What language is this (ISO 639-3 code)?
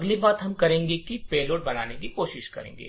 hin